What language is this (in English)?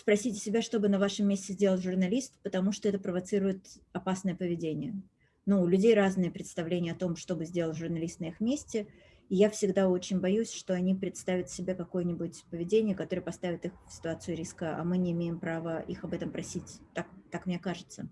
Russian